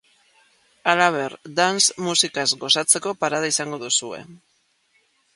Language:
Basque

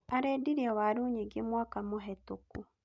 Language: Kikuyu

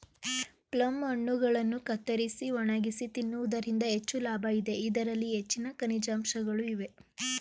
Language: Kannada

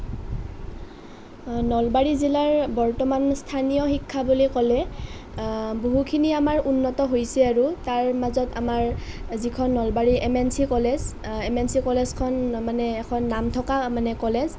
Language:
Assamese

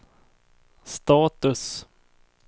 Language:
Swedish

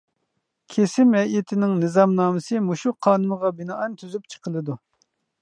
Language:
Uyghur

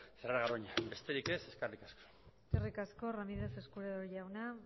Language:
Basque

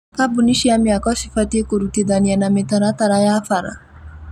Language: Kikuyu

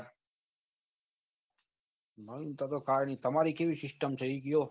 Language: Gujarati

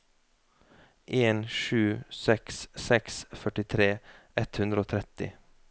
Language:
Norwegian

